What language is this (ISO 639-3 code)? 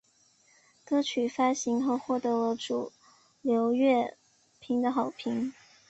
zho